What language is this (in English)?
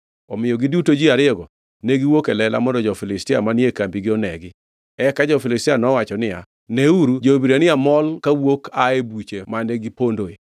Luo (Kenya and Tanzania)